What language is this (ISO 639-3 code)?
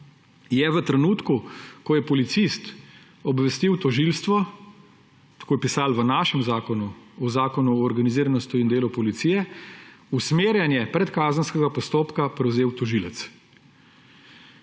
slv